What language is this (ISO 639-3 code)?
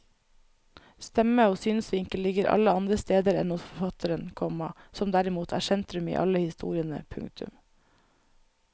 nor